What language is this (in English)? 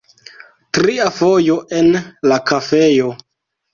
Esperanto